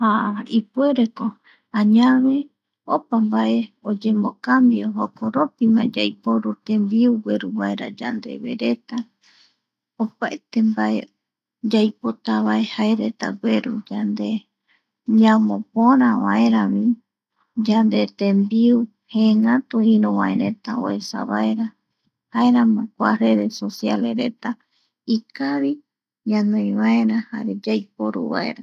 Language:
Eastern Bolivian Guaraní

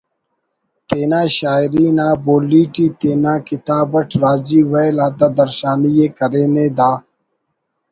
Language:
Brahui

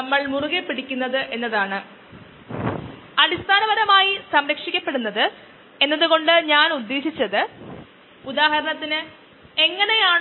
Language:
Malayalam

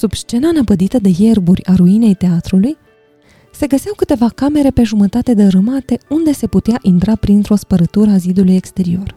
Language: Romanian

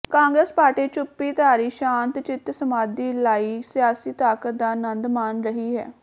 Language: Punjabi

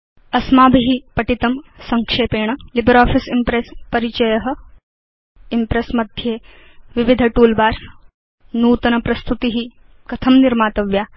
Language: Sanskrit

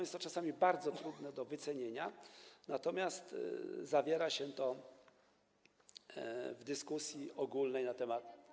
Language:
Polish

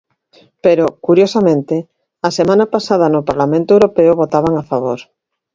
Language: Galician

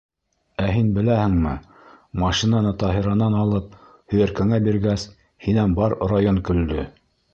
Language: Bashkir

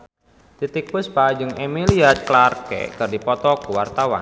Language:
Sundanese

